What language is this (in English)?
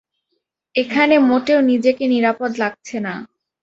Bangla